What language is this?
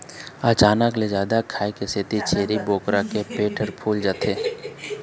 Chhattisgarhi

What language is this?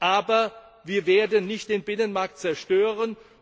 German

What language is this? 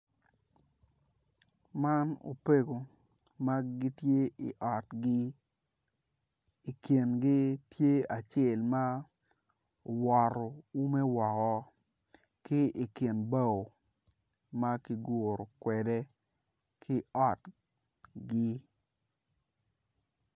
Acoli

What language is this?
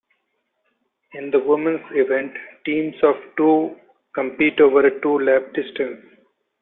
English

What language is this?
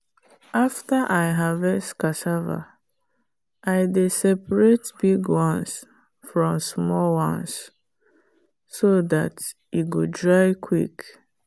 Nigerian Pidgin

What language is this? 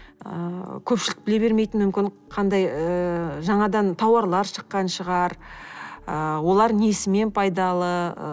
Kazakh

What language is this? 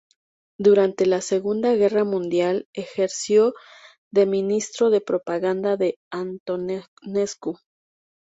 Spanish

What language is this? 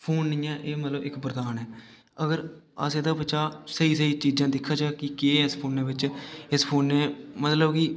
Dogri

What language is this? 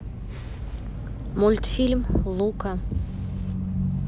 Russian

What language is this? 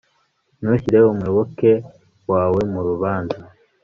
Kinyarwanda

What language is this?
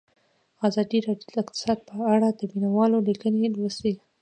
Pashto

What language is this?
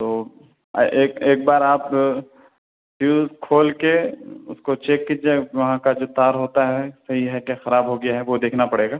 Urdu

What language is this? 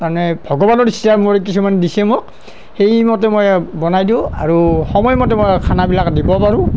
Assamese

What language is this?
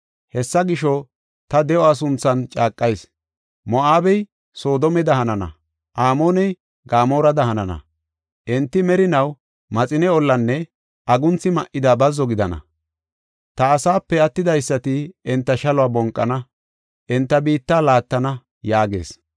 Gofa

